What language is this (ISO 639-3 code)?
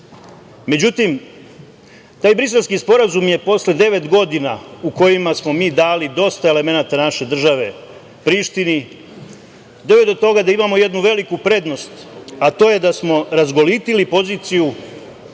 srp